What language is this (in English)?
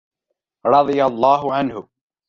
Arabic